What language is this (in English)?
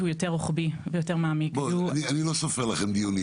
Hebrew